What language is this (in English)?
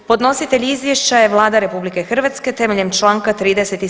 Croatian